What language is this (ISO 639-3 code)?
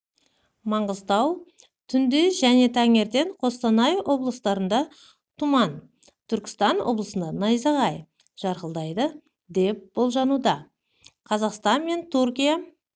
kaz